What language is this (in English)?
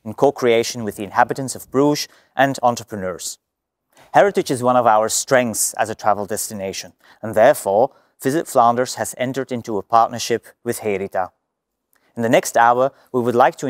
Dutch